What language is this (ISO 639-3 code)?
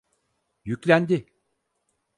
tur